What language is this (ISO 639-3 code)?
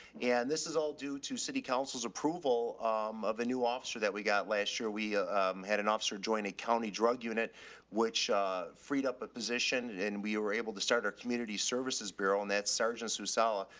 eng